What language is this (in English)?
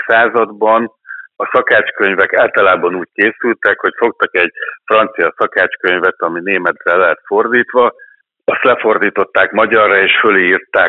Hungarian